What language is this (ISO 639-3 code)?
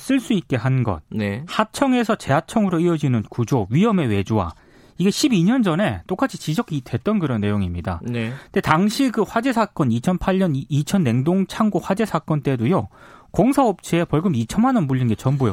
kor